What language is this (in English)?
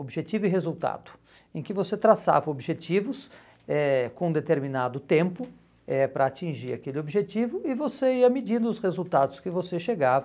Portuguese